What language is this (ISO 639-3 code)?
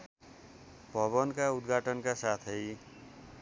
nep